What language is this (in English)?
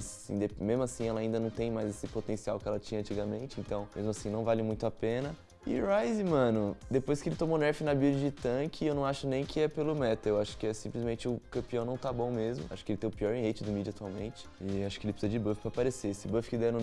Portuguese